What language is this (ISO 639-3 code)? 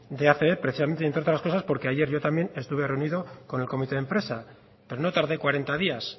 spa